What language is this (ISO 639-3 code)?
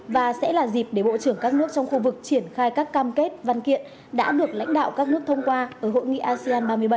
vie